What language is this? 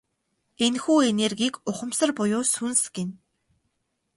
Mongolian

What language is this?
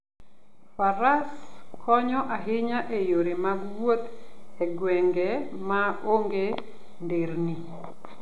Luo (Kenya and Tanzania)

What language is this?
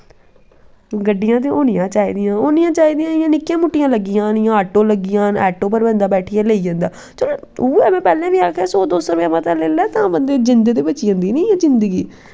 Dogri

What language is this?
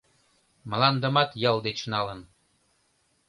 Mari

